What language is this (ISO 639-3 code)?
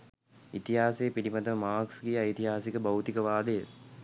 sin